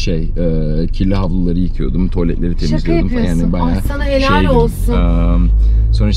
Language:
Turkish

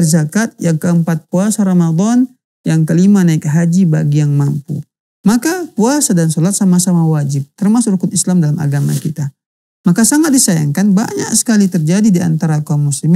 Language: Indonesian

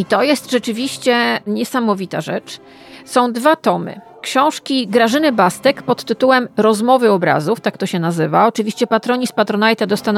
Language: Polish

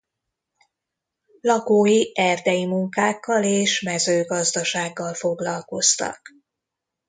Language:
Hungarian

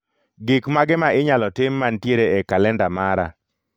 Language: Luo (Kenya and Tanzania)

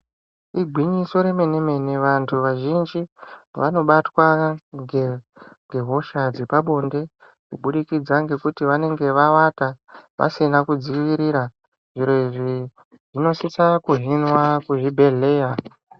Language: Ndau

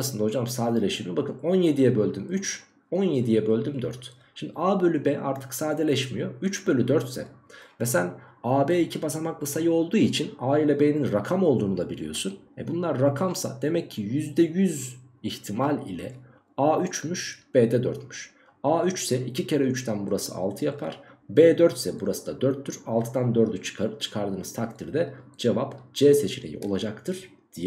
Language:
Turkish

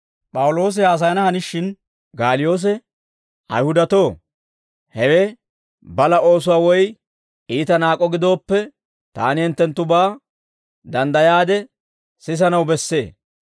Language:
Dawro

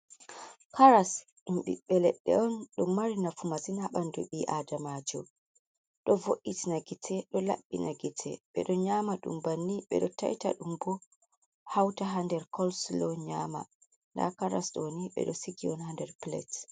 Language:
Fula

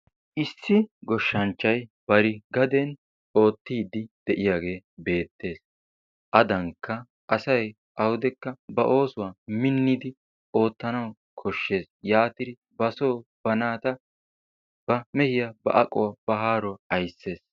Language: Wolaytta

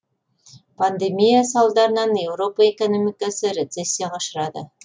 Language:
Kazakh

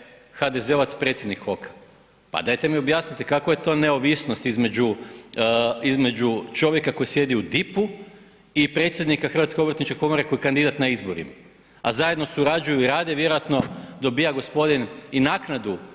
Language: Croatian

